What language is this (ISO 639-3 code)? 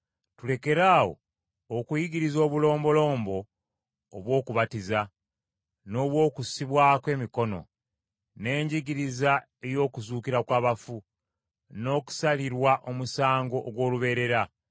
lug